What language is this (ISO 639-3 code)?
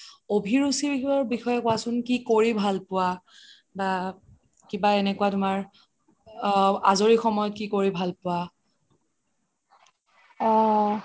asm